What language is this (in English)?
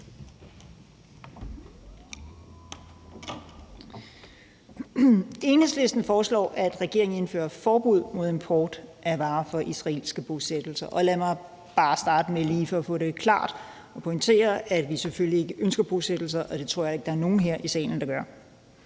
Danish